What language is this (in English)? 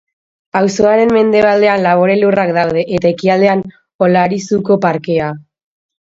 Basque